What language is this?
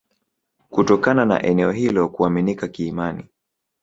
Swahili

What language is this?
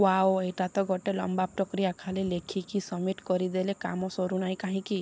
Odia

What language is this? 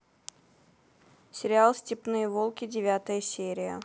Russian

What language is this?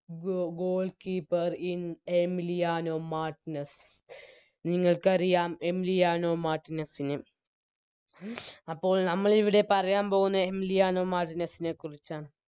Malayalam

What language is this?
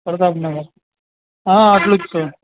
Gujarati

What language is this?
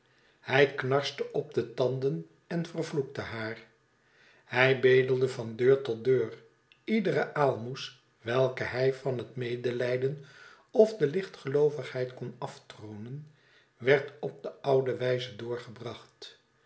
Dutch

